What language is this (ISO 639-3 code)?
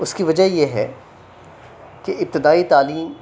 urd